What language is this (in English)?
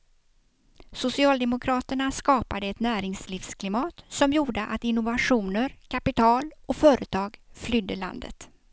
Swedish